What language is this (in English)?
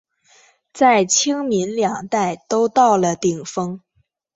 Chinese